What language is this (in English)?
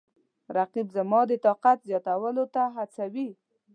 Pashto